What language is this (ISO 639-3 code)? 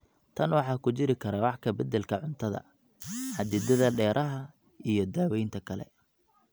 som